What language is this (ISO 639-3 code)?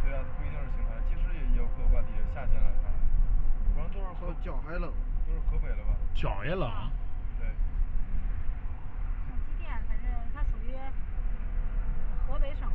zho